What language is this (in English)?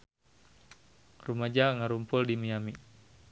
Sundanese